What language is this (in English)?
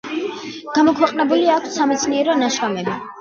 Georgian